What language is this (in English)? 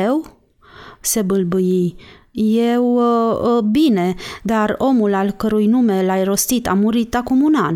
Romanian